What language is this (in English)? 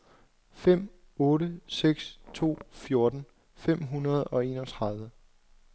Danish